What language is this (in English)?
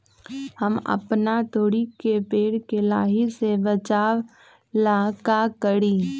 Magahi